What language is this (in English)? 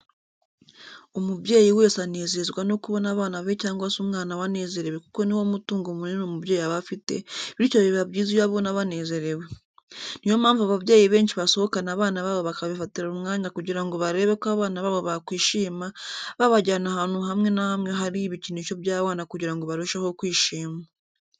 Kinyarwanda